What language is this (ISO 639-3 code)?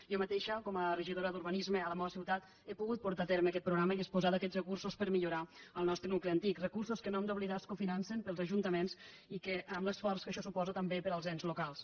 cat